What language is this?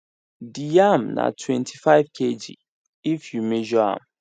Nigerian Pidgin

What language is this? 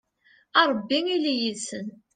Kabyle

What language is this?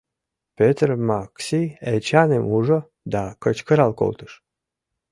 Mari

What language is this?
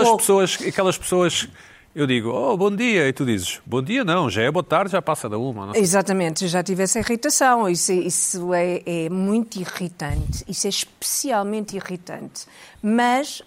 Portuguese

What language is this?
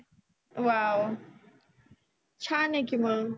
Marathi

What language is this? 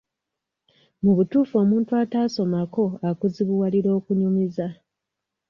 Ganda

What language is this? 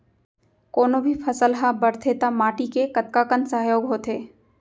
Chhattisgarhi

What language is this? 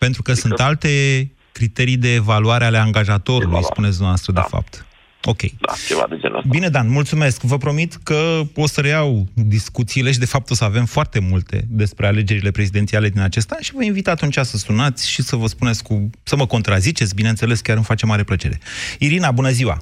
Romanian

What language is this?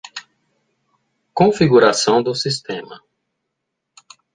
Portuguese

